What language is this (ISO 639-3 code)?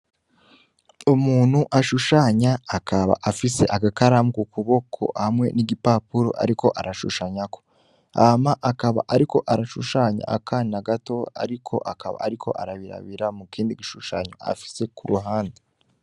run